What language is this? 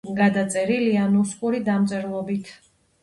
Georgian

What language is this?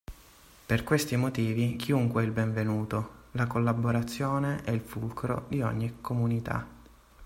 Italian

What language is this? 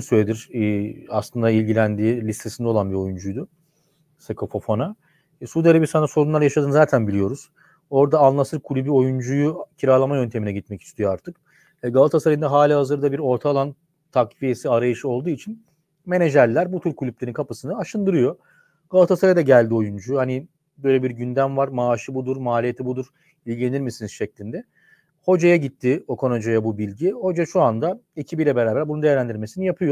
Turkish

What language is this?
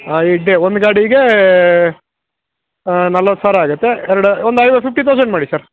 Kannada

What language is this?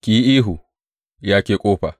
Hausa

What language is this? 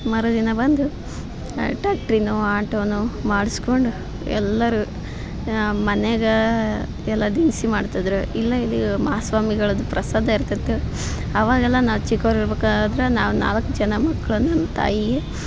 Kannada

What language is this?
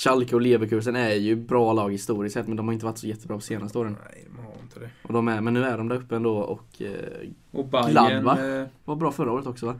Swedish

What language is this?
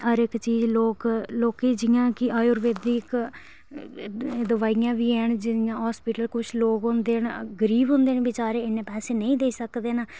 Dogri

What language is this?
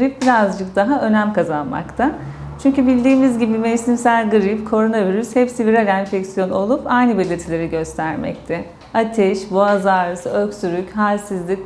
Turkish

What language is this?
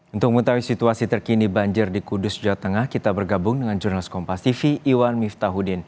Indonesian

